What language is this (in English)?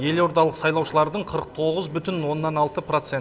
Kazakh